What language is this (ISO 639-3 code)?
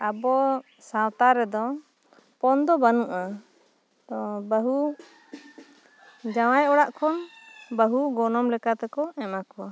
sat